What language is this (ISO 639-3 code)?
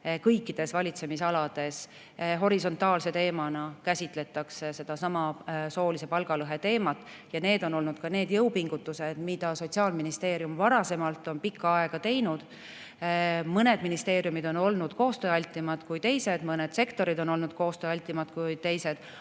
est